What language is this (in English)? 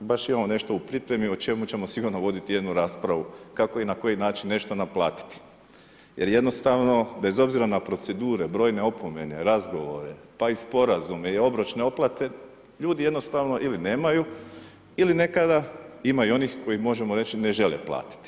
Croatian